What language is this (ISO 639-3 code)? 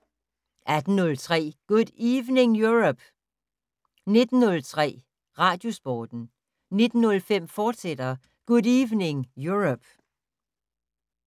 dan